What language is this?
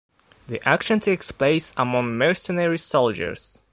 English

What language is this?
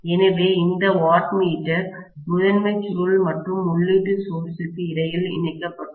Tamil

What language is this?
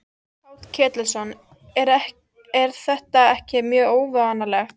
Icelandic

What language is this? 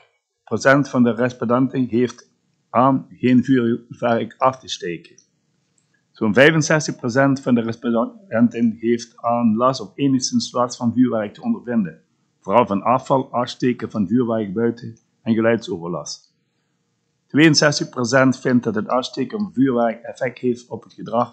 Dutch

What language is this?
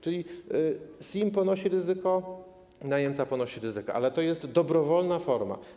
Polish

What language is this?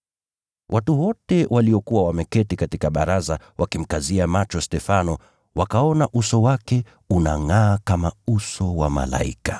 Swahili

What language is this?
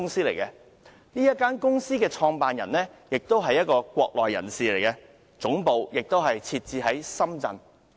Cantonese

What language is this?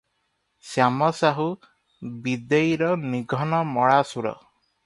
Odia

